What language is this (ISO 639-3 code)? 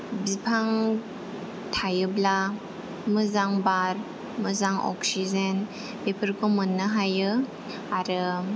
brx